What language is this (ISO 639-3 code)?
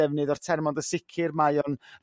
cym